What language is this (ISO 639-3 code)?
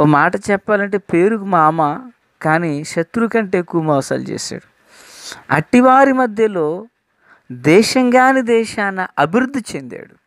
tel